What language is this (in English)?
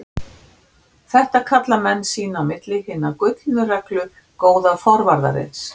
Icelandic